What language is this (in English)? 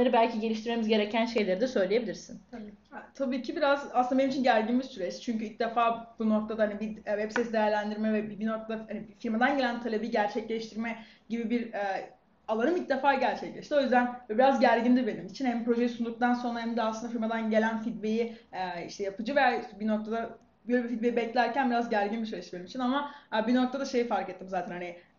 Turkish